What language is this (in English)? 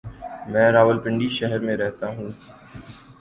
Urdu